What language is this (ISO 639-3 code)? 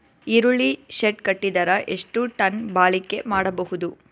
kan